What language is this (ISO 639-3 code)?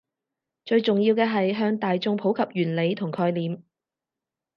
yue